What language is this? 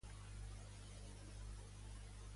Catalan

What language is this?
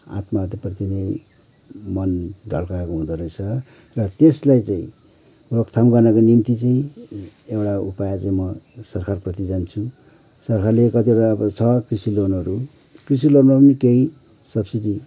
Nepali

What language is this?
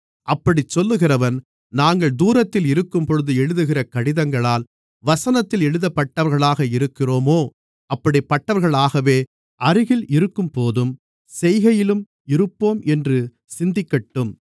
Tamil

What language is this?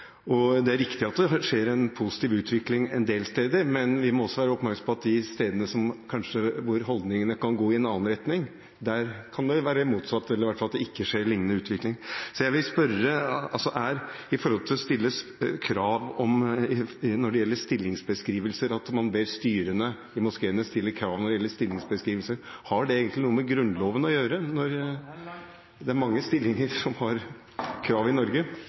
Norwegian Bokmål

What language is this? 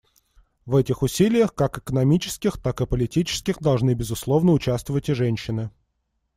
Russian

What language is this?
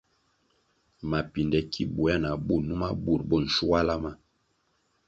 Kwasio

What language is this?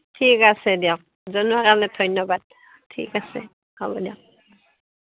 Assamese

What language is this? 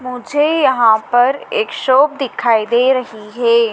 Hindi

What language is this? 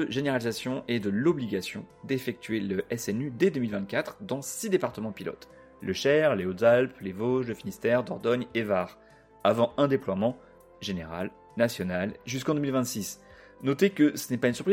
French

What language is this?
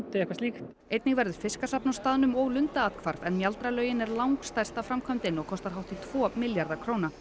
Icelandic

